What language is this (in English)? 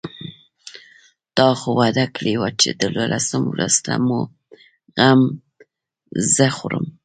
Pashto